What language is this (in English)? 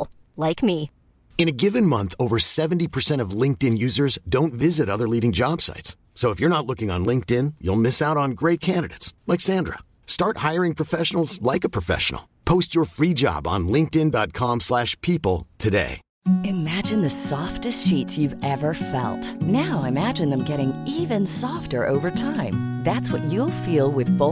Persian